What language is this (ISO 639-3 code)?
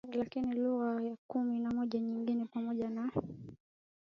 swa